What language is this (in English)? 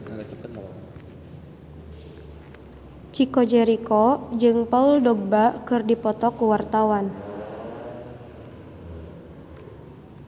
Sundanese